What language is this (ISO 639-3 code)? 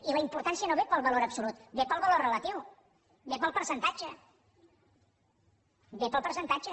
cat